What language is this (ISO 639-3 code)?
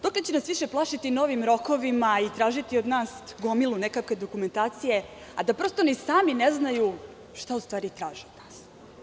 srp